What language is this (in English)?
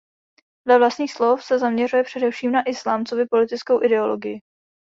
Czech